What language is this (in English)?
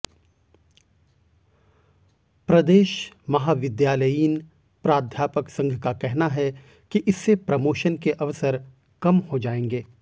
Hindi